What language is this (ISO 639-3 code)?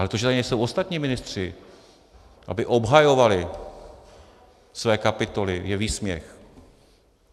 ces